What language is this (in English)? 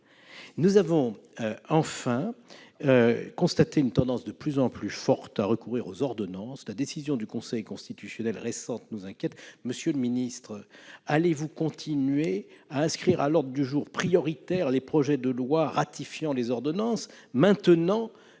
French